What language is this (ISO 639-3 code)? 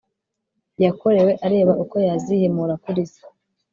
kin